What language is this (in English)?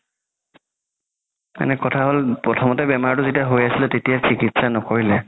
Assamese